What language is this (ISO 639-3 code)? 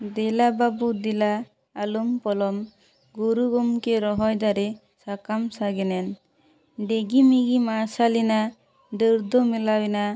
sat